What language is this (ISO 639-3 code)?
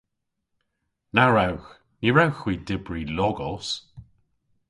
cor